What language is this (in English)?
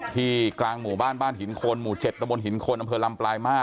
Thai